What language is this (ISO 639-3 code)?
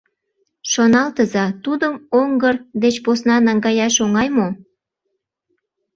chm